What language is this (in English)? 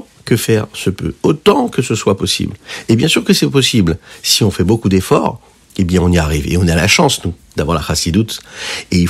French